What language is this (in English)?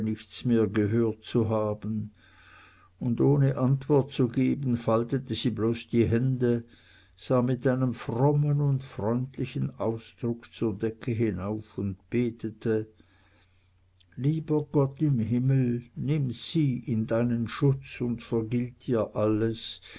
German